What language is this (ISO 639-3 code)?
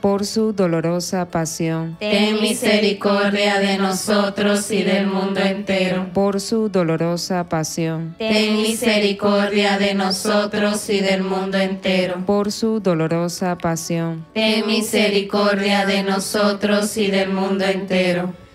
spa